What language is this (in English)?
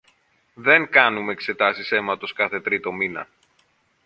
Greek